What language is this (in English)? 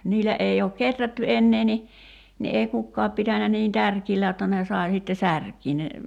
Finnish